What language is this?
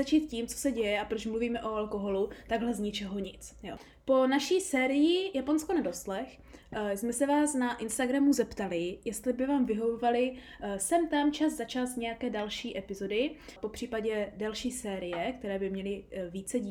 Czech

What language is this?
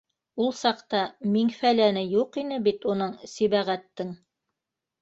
Bashkir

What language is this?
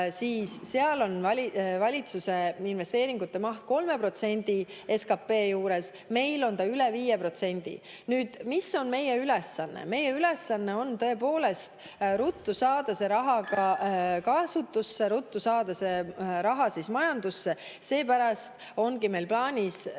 Estonian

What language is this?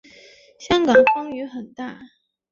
Chinese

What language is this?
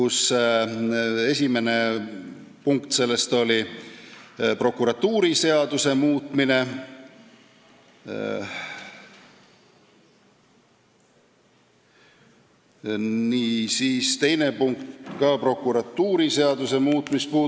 Estonian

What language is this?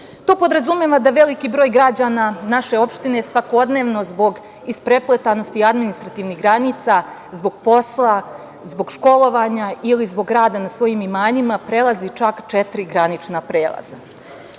Serbian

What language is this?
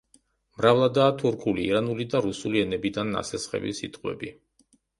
Georgian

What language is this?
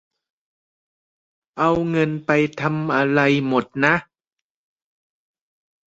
Thai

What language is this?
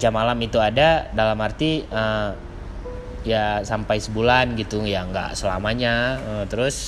Indonesian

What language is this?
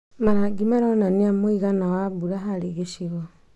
Kikuyu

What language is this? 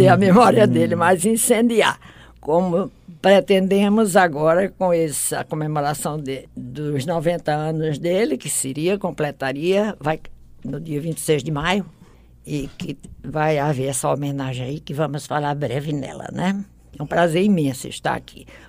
Portuguese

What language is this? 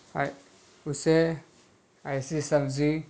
Urdu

